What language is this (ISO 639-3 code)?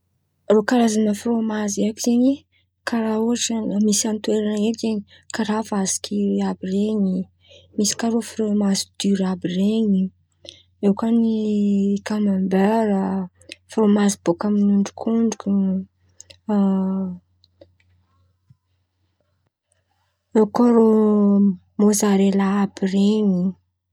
xmv